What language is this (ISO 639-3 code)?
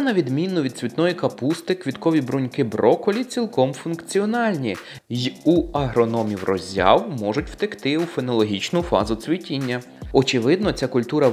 ukr